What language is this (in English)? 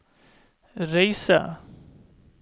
Norwegian